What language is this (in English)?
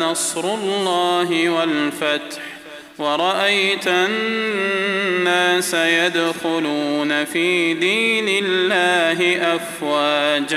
Arabic